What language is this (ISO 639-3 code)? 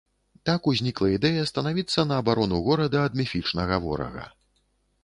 bel